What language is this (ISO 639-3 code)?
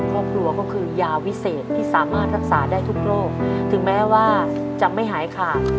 tha